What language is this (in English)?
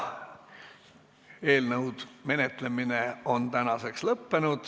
Estonian